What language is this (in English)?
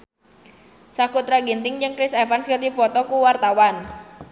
Sundanese